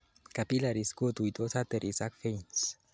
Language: Kalenjin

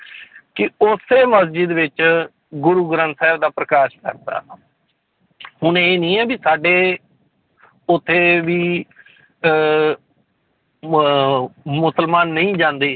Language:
Punjabi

